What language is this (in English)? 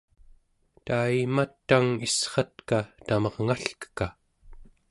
Central Yupik